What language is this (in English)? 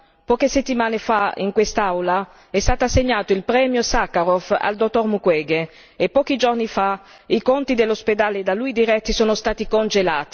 Italian